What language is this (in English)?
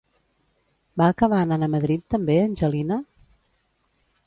Catalan